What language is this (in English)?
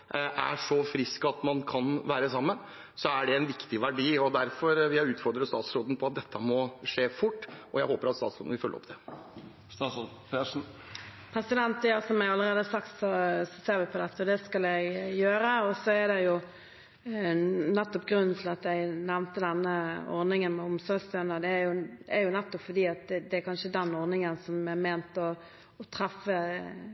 Norwegian Bokmål